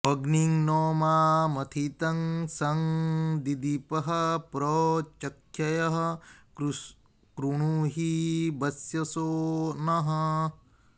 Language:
Sanskrit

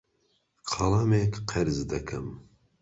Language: Central Kurdish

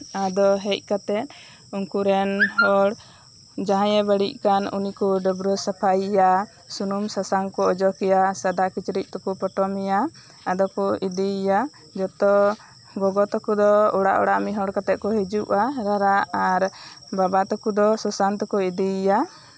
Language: Santali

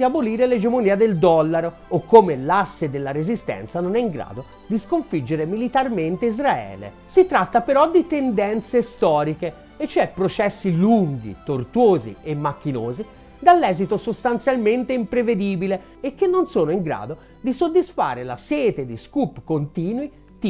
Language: Italian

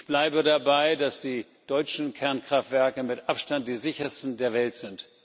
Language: German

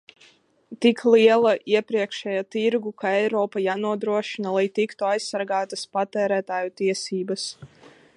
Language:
Latvian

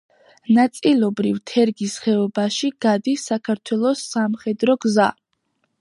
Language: Georgian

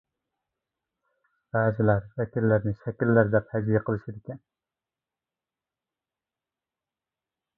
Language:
Uyghur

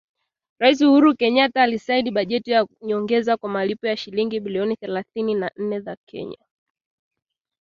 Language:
Swahili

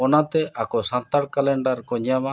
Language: Santali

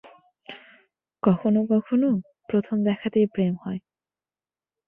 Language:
Bangla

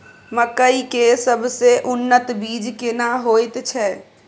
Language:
Maithili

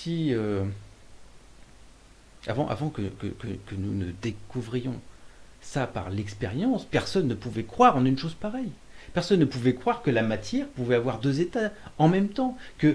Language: French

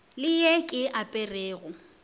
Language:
Northern Sotho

